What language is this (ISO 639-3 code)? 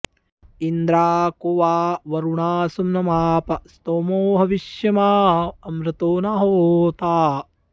san